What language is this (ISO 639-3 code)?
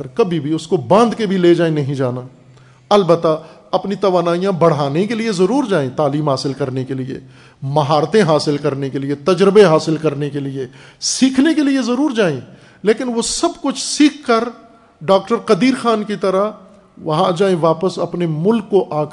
urd